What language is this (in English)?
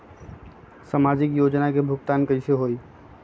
Magahi